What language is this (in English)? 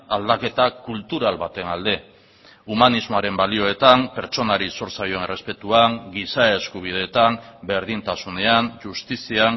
Basque